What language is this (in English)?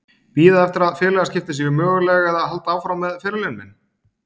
Icelandic